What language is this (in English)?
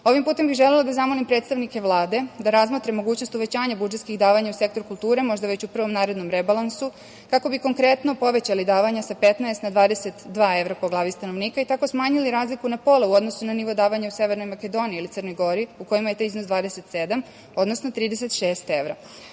Serbian